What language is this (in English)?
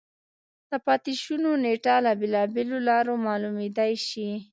Pashto